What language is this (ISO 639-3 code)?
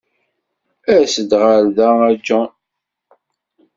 kab